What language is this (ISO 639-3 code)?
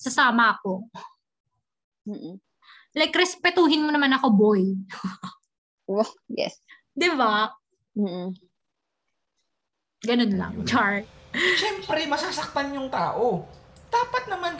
fil